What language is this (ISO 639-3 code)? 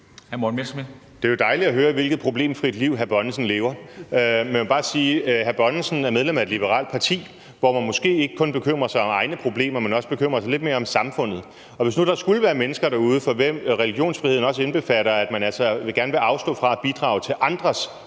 dan